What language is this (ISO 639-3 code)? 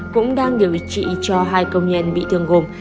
vie